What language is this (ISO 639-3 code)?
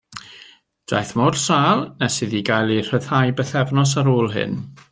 cym